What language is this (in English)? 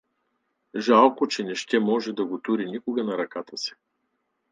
Bulgarian